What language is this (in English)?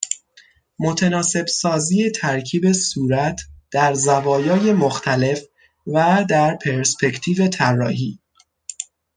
Persian